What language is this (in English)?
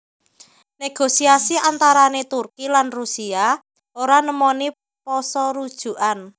Javanese